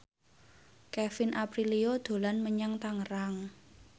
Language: Javanese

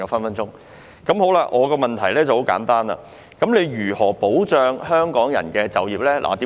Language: Cantonese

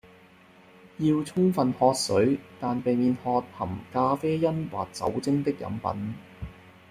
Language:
Cantonese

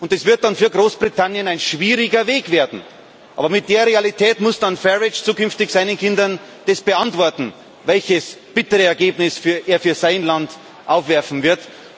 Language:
German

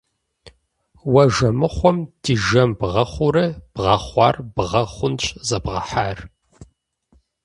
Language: Kabardian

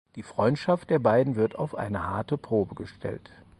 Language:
German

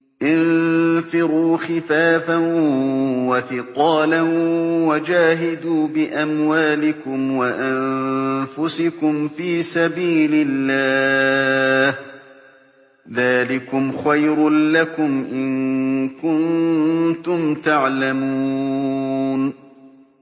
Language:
Arabic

